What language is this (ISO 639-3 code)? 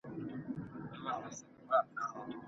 pus